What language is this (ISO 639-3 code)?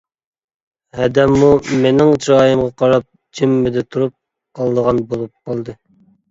uig